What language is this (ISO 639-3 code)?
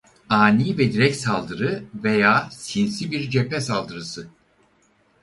tur